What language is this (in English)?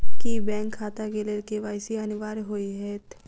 Maithili